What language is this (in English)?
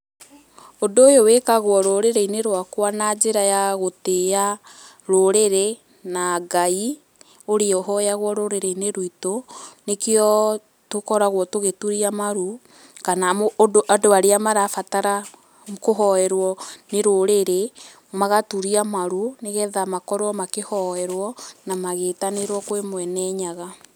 Kikuyu